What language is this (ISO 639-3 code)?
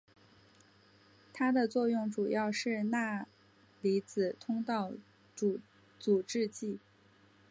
zho